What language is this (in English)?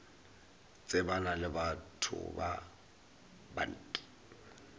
Northern Sotho